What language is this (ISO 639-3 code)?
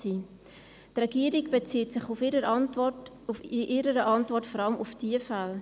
gsw